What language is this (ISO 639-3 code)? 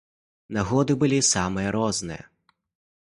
bel